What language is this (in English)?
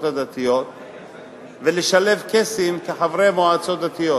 Hebrew